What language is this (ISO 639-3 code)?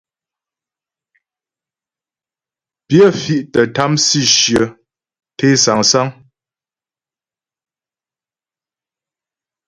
bbj